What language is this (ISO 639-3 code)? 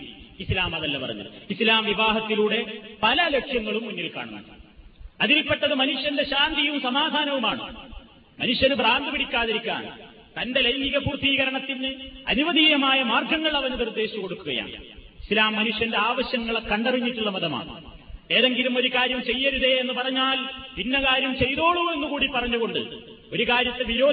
mal